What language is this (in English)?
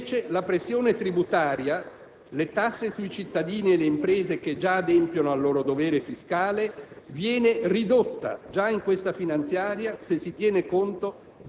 Italian